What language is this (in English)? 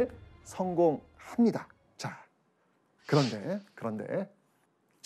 Korean